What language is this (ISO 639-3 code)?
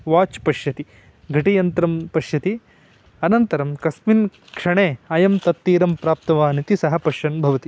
san